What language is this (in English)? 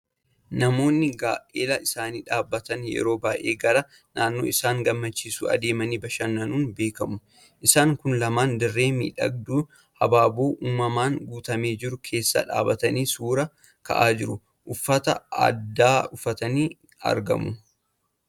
Oromo